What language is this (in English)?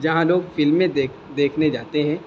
Urdu